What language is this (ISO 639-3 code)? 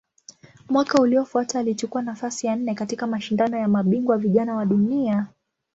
swa